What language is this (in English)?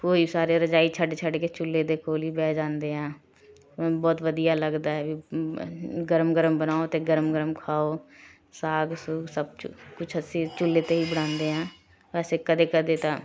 Punjabi